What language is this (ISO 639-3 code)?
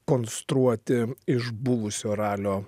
lit